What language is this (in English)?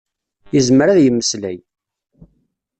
Kabyle